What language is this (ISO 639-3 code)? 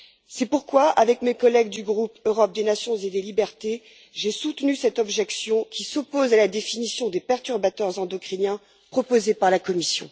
fra